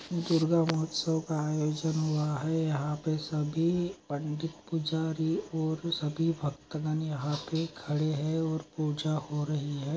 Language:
Magahi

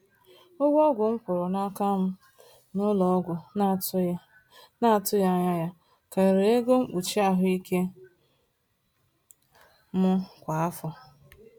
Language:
Igbo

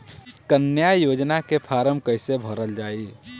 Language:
Bhojpuri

